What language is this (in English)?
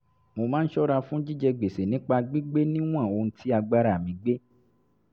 Yoruba